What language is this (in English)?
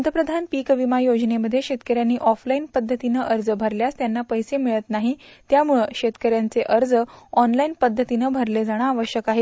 Marathi